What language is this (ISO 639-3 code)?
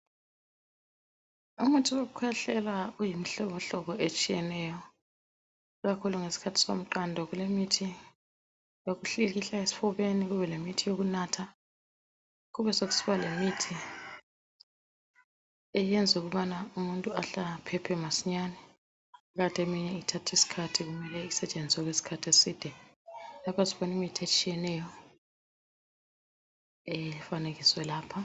nde